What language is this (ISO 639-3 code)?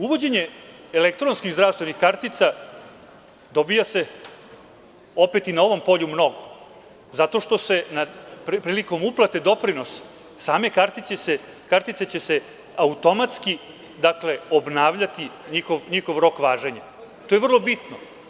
srp